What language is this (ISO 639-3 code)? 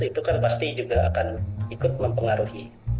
ind